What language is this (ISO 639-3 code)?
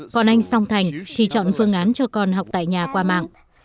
vie